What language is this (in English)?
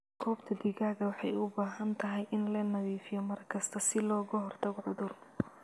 Somali